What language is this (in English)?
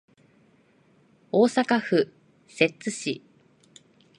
Japanese